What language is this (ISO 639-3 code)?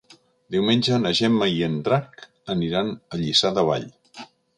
cat